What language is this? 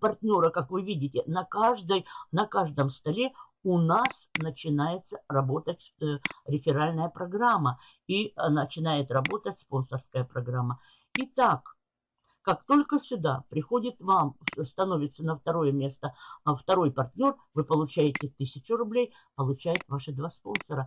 Russian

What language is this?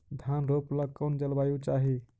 Magahi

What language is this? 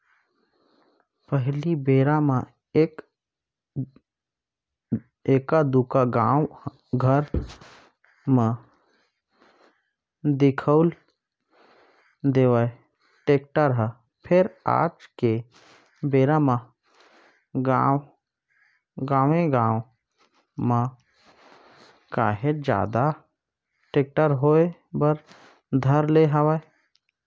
Chhattisgarhi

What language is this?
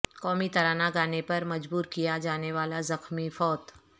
Urdu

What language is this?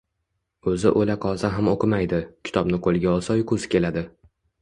Uzbek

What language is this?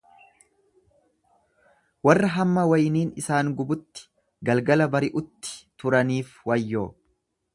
Oromo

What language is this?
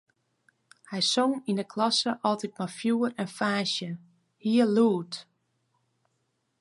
Western Frisian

